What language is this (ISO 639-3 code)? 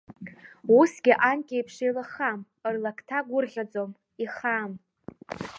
abk